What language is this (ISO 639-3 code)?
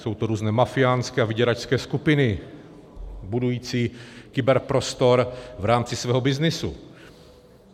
ces